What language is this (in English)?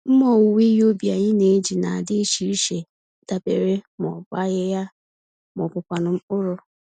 Igbo